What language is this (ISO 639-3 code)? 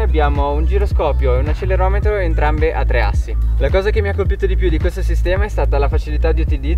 ita